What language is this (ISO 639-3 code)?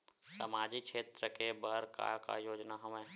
hne